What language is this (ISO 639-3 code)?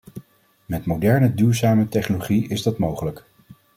nld